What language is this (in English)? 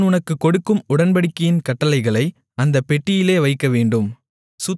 Tamil